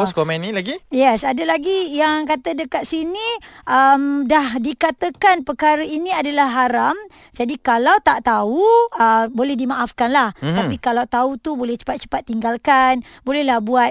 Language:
Malay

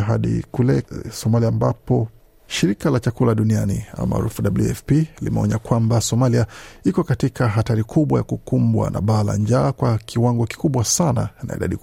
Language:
Swahili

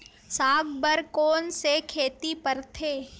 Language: Chhattisgarhi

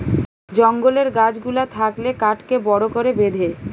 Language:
Bangla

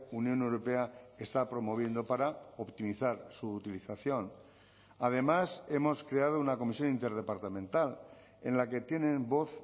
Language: Spanish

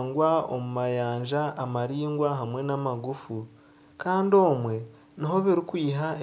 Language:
Nyankole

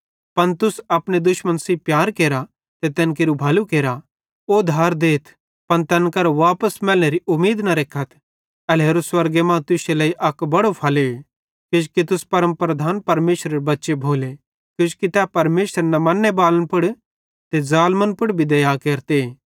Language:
Bhadrawahi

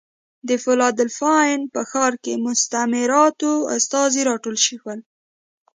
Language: Pashto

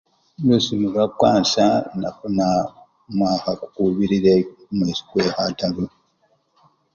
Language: Luyia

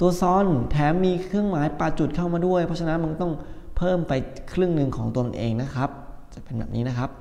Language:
Thai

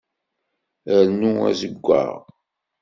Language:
Kabyle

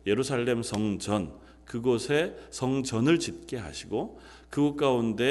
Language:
Korean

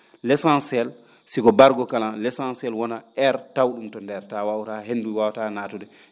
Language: Fula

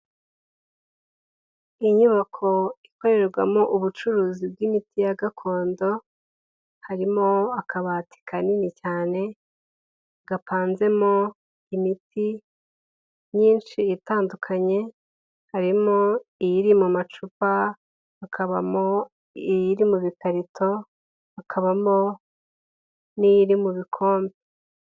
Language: Kinyarwanda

